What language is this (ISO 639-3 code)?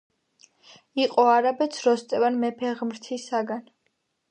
kat